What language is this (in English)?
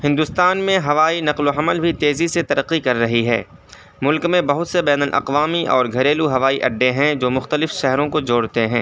Urdu